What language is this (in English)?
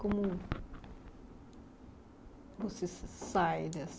Portuguese